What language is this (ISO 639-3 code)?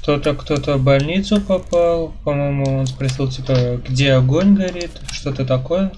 rus